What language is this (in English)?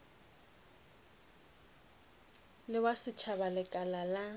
Northern Sotho